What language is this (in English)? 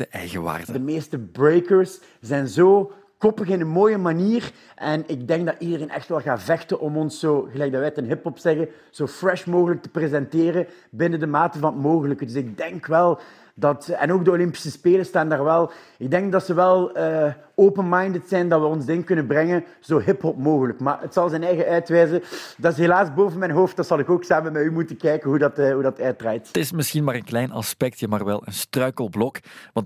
Dutch